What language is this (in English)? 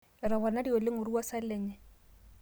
Masai